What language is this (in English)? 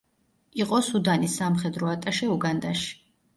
Georgian